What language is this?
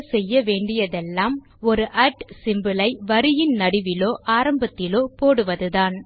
Tamil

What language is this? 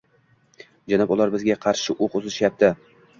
Uzbek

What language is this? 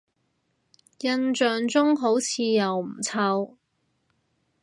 Cantonese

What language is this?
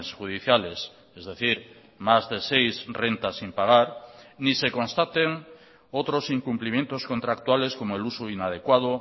Spanish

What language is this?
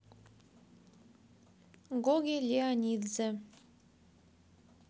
Russian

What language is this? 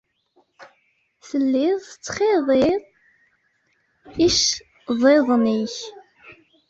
Kabyle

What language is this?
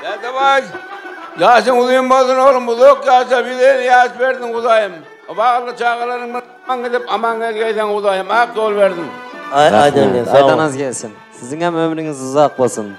Turkish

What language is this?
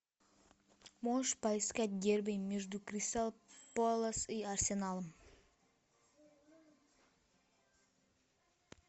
Russian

